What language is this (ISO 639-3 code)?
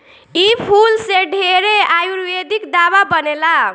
bho